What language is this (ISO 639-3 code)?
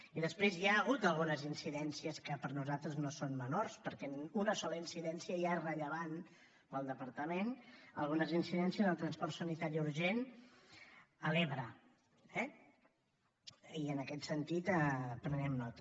cat